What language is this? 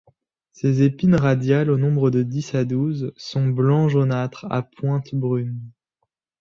French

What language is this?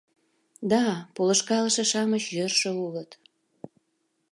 Mari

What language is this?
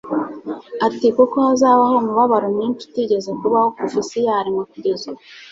Kinyarwanda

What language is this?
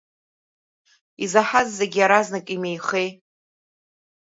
Abkhazian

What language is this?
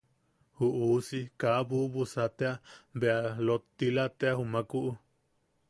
Yaqui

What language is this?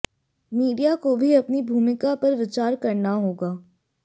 Hindi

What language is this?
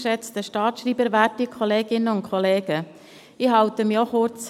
Swiss German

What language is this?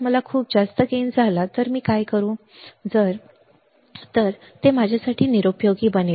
Marathi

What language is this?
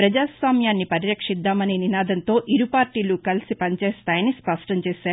Telugu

